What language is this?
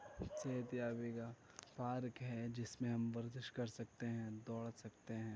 Urdu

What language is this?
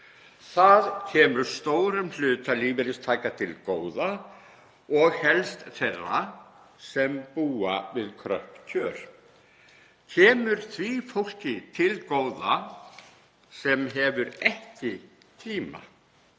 Icelandic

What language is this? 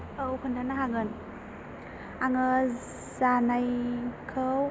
Bodo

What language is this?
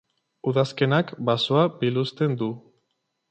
Basque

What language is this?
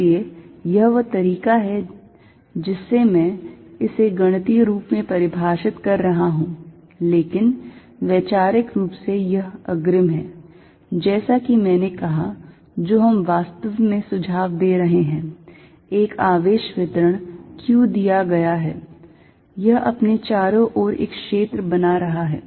Hindi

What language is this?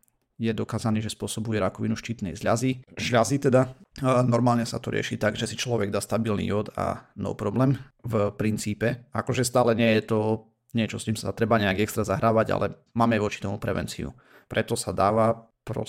Slovak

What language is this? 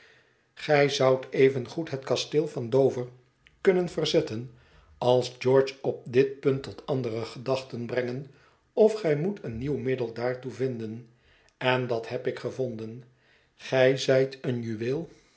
Dutch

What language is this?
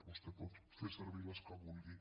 Catalan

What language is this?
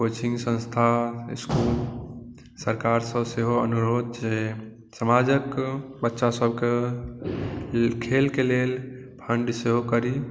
Maithili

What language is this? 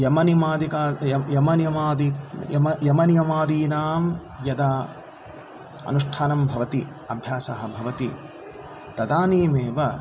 Sanskrit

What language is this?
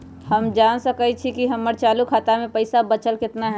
Magahi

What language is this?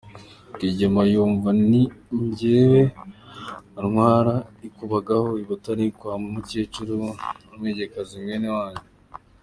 Kinyarwanda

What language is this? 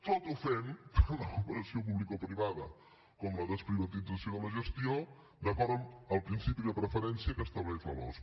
Catalan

